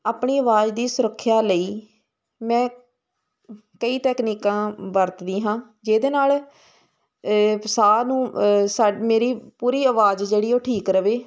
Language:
Punjabi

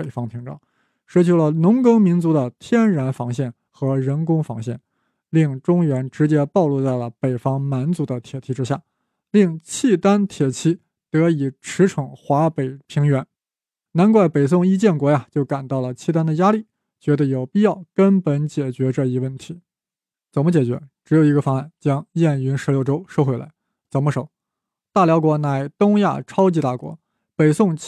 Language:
Chinese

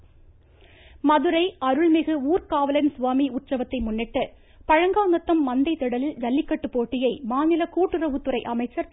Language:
Tamil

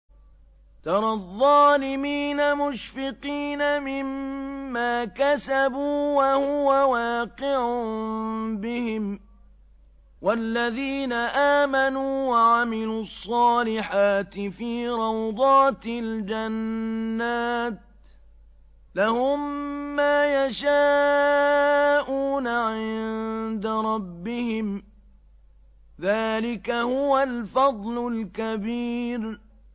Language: Arabic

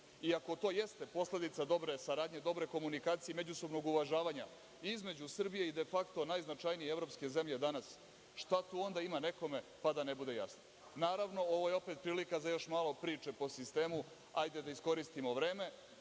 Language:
Serbian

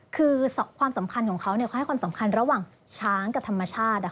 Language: Thai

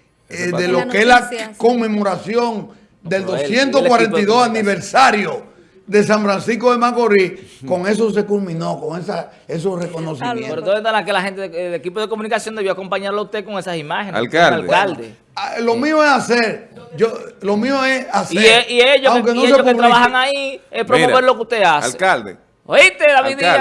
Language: Spanish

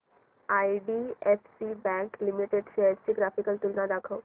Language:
Marathi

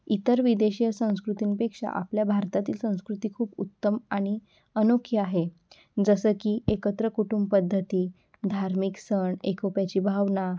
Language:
Marathi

